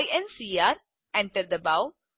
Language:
Gujarati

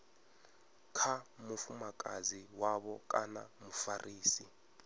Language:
Venda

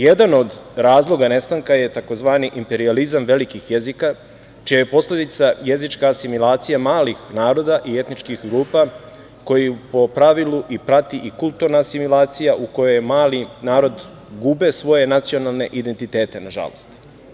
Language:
Serbian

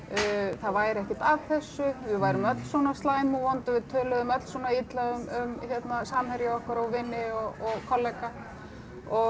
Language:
Icelandic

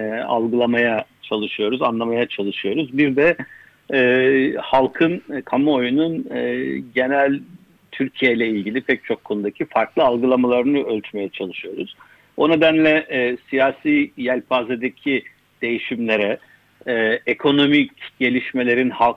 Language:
Turkish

